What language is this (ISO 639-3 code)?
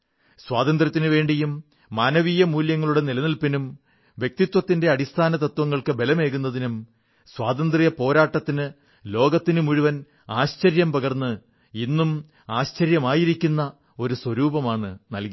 mal